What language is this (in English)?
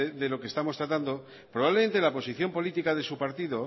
Spanish